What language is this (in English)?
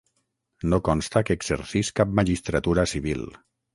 Catalan